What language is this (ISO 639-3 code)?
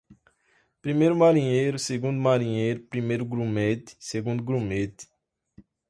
por